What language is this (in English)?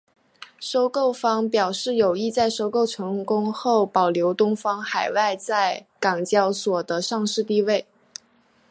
Chinese